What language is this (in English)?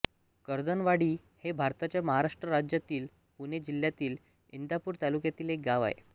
Marathi